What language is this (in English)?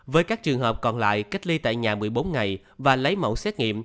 Vietnamese